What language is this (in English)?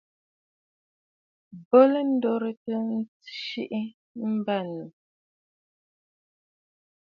Bafut